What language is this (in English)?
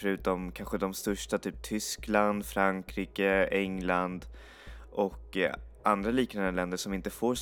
Swedish